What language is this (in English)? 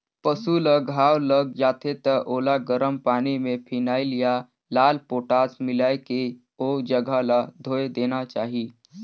Chhattisgarhi